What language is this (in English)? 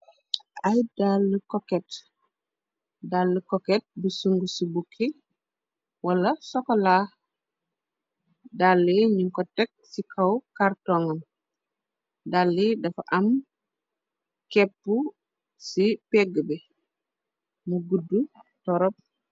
Wolof